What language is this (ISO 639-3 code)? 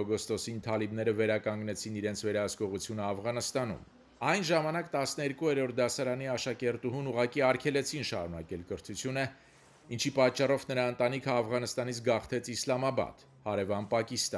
ron